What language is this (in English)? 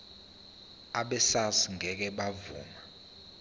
Zulu